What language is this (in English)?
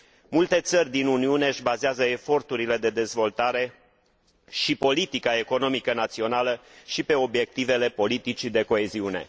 Romanian